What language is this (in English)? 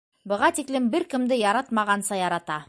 Bashkir